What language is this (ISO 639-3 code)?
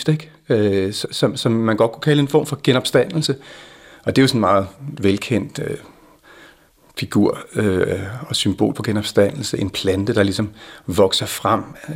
dan